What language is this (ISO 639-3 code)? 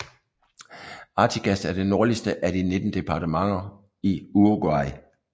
dan